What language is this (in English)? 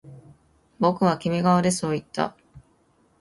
Japanese